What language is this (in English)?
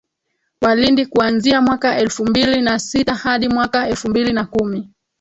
Swahili